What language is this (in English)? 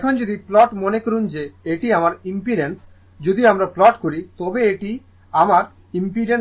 Bangla